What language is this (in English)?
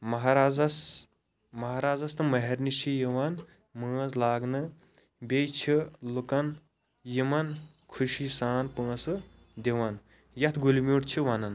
Kashmiri